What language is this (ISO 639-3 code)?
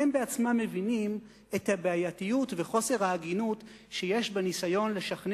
heb